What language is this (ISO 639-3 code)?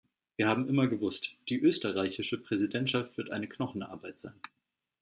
deu